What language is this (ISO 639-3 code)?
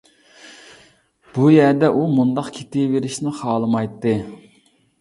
uig